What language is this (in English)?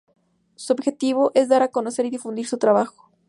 Spanish